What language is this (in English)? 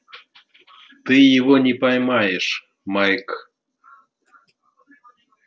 Russian